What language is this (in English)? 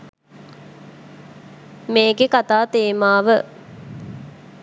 Sinhala